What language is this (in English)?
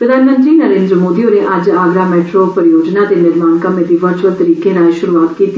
Dogri